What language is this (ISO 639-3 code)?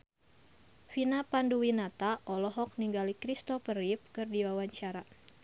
sun